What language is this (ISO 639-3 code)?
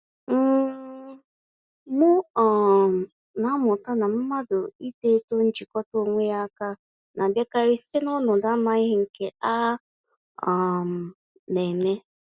ibo